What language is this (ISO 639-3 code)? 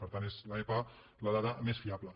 cat